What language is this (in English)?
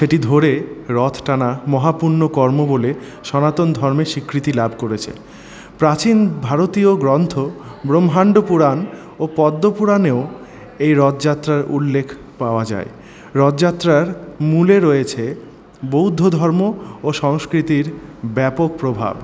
Bangla